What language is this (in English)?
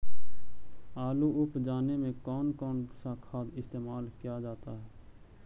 Magahi